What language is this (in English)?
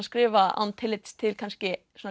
Icelandic